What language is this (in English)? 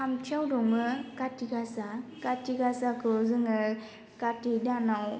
Bodo